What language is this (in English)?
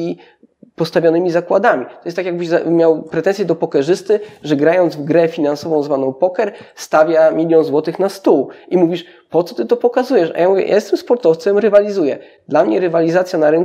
Polish